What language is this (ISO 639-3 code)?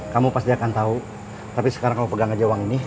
ind